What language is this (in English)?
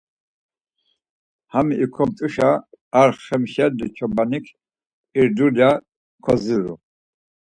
Laz